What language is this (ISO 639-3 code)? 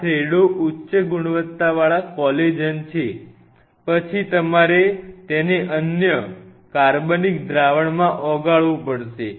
guj